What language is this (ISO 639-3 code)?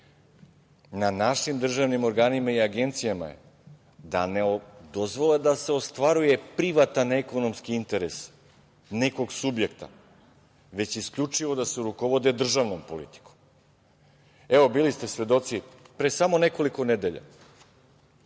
srp